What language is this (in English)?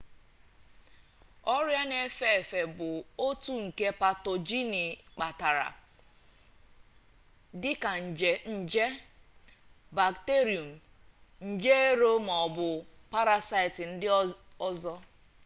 Igbo